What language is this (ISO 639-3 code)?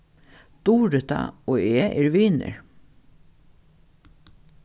fao